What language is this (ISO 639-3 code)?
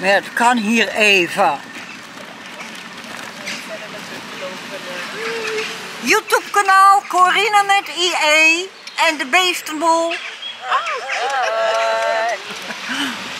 nld